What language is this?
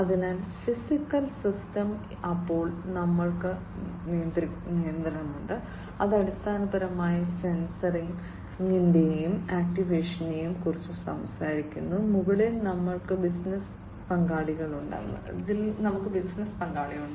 Malayalam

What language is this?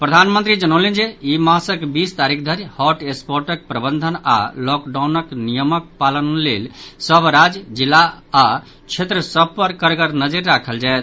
Maithili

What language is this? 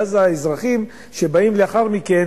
Hebrew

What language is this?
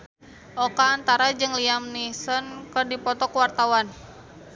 Sundanese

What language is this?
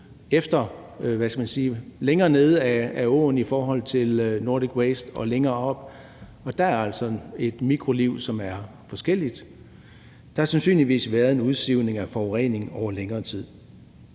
Danish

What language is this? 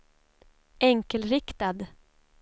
Swedish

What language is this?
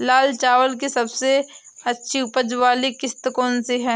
Hindi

